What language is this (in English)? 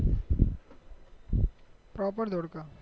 Gujarati